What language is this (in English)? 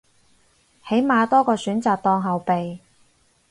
Cantonese